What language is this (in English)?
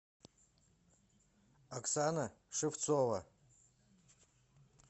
Russian